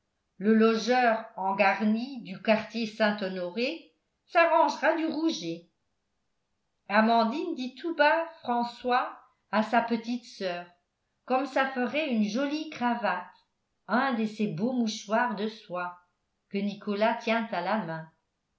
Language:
French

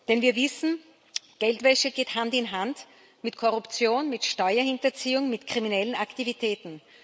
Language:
German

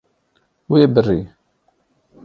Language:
Kurdish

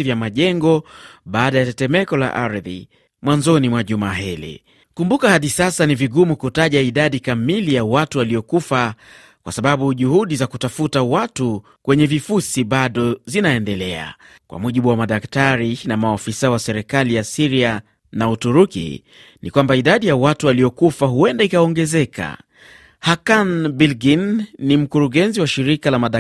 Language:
Swahili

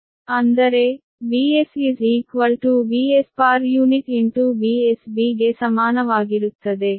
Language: Kannada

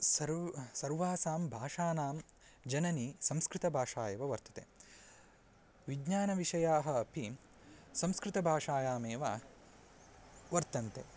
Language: Sanskrit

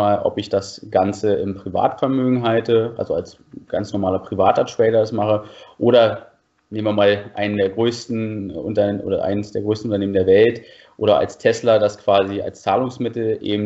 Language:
German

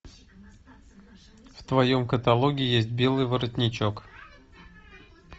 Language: Russian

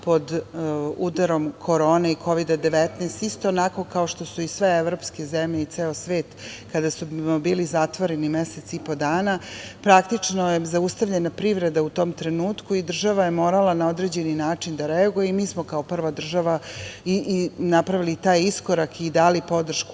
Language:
Serbian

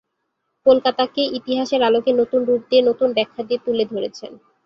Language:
Bangla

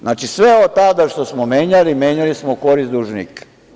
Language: Serbian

